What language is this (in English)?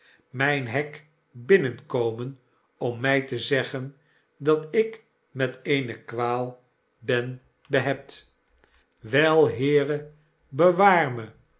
Dutch